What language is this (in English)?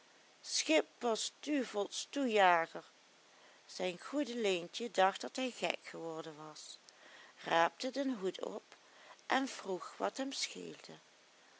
Dutch